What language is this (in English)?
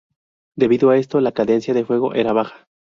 Spanish